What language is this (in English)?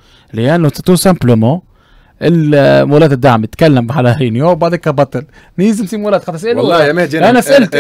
Arabic